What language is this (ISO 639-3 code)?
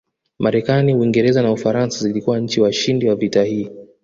swa